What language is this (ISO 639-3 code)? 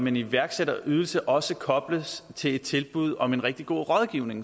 dan